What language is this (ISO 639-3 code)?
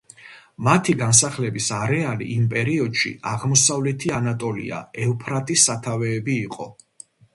kat